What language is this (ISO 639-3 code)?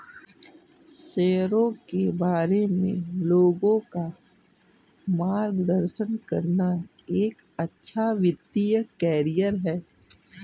hin